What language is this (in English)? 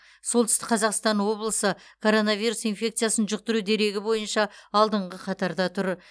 Kazakh